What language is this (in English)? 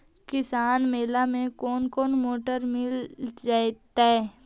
Magahi